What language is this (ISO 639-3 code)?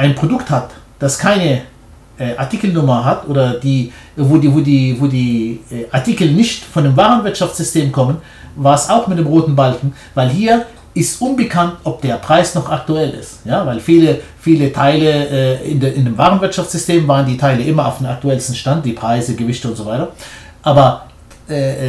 deu